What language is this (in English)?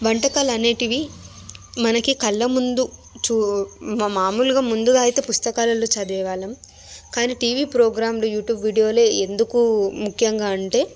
Telugu